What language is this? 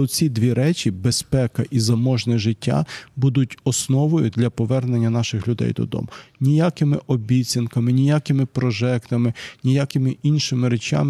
Ukrainian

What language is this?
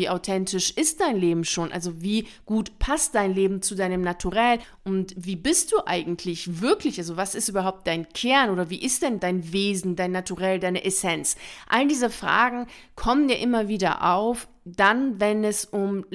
German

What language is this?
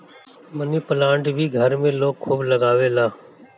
Bhojpuri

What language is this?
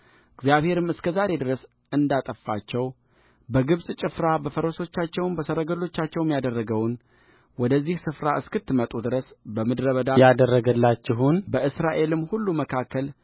Amharic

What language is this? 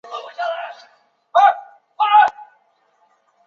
Chinese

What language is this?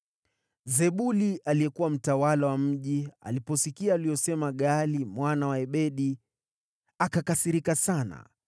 Swahili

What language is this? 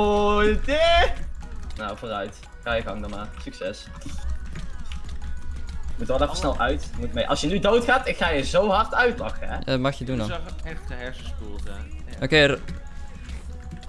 Dutch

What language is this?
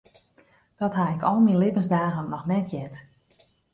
Western Frisian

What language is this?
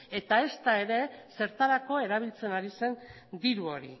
Basque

